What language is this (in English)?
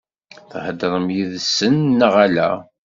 Kabyle